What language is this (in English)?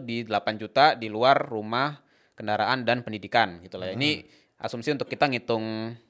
Indonesian